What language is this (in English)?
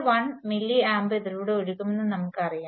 Malayalam